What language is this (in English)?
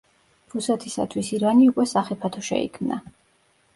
Georgian